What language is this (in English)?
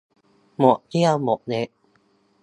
Thai